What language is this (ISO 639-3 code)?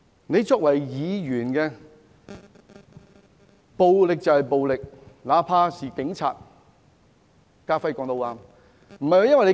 yue